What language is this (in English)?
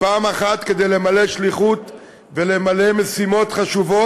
Hebrew